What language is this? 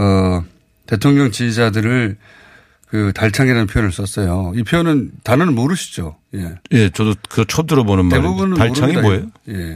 Korean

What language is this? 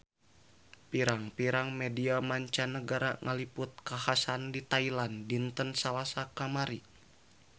Sundanese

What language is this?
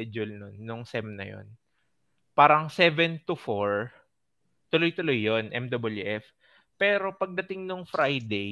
Filipino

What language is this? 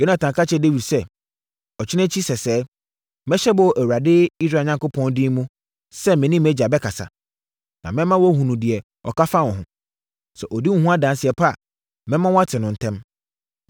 Akan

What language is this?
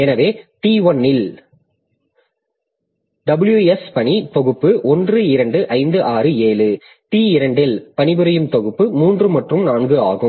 Tamil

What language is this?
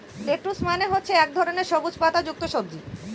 Bangla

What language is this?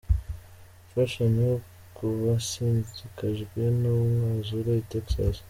Kinyarwanda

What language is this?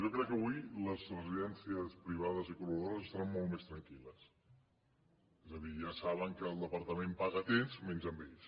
Catalan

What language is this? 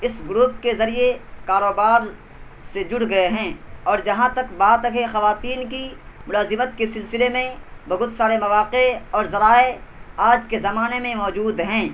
Urdu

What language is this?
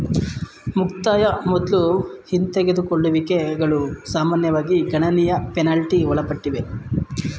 Kannada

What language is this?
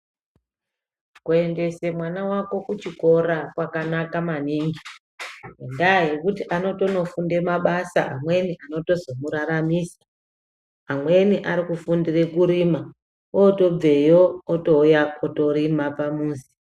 Ndau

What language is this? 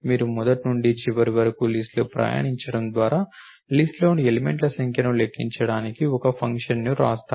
Telugu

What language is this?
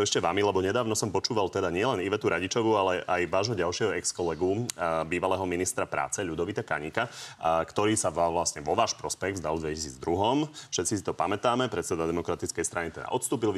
Slovak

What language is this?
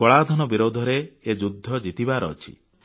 Odia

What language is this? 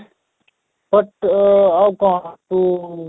Odia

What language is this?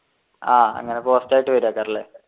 Malayalam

